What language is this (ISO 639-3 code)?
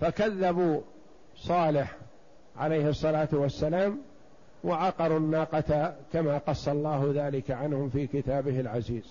ara